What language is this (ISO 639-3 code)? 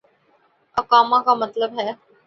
urd